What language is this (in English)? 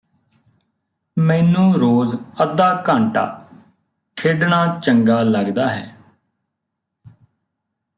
Punjabi